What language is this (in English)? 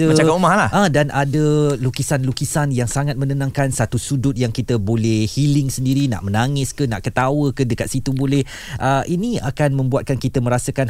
Malay